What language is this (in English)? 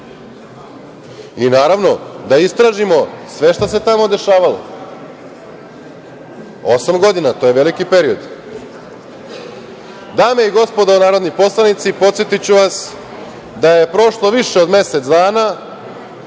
Serbian